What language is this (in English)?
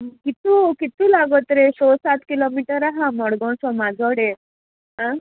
Konkani